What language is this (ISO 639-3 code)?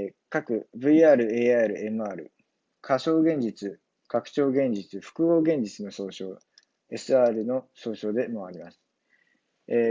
jpn